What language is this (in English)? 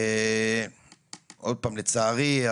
Hebrew